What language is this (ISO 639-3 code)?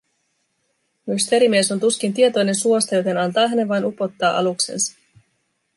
fin